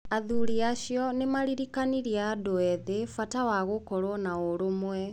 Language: Kikuyu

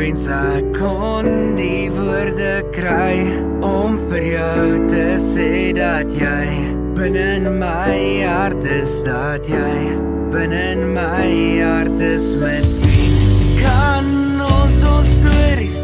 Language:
Dutch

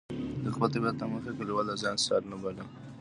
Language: Pashto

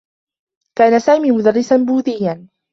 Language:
Arabic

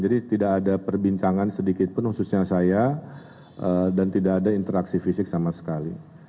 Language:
Indonesian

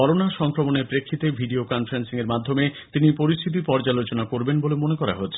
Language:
Bangla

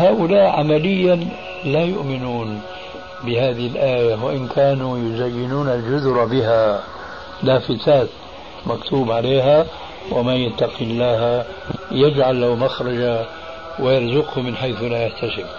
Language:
Arabic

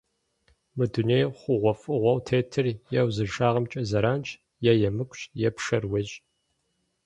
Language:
Kabardian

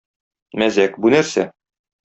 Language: Tatar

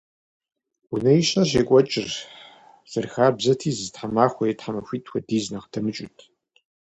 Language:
Kabardian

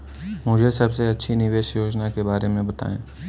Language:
Hindi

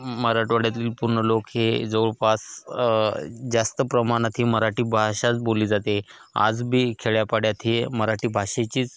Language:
Marathi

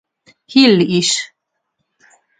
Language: Hungarian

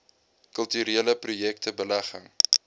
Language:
Afrikaans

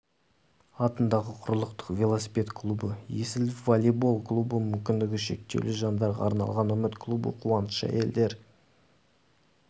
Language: Kazakh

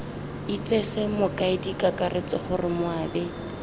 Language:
Tswana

